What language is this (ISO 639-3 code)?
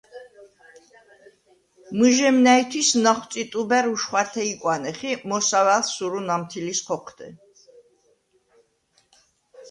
sva